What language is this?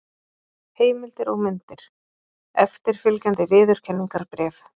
Icelandic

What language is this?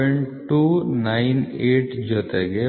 Kannada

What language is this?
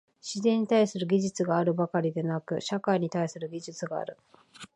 Japanese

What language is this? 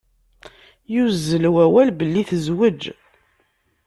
Kabyle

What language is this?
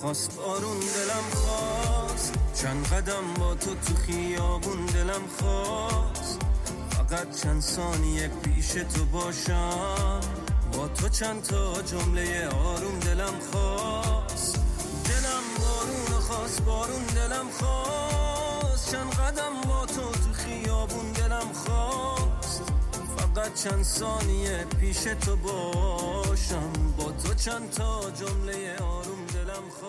Persian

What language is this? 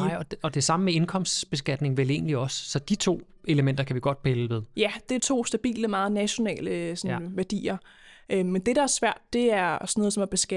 Danish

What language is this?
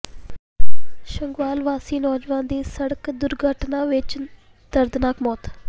Punjabi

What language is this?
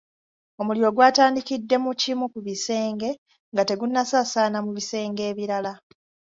Ganda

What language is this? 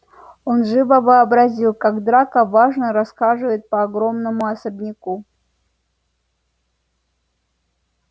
Russian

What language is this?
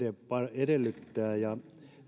Finnish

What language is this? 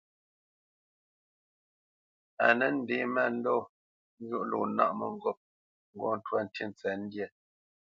Bamenyam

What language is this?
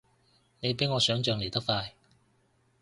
Cantonese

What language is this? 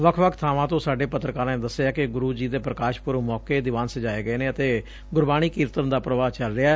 Punjabi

